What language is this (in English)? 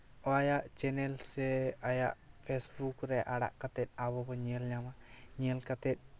Santali